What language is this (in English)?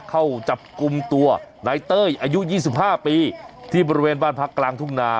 Thai